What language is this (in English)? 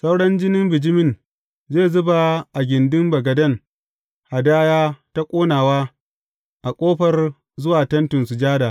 Hausa